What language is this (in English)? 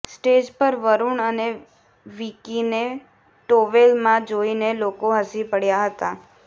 Gujarati